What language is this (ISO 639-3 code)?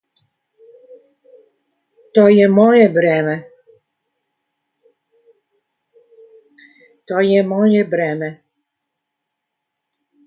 srp